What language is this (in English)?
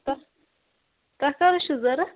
Kashmiri